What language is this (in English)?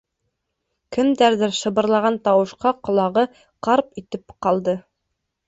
Bashkir